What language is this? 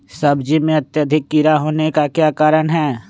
Magahi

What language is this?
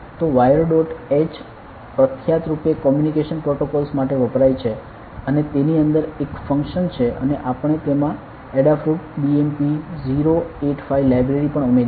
Gujarati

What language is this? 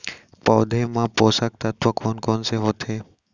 Chhattisgarhi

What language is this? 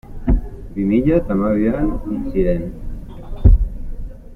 Basque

